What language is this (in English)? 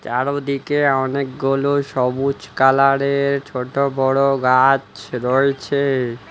Bangla